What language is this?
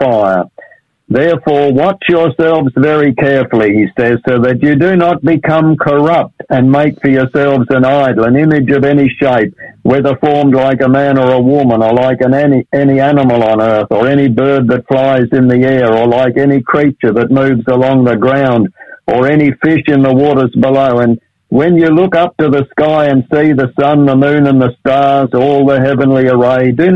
English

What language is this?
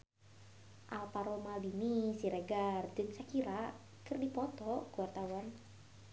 Sundanese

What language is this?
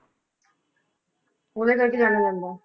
Punjabi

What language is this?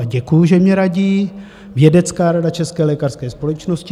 Czech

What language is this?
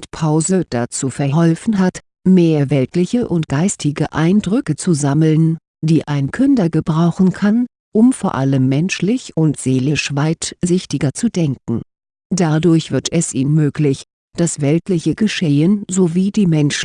German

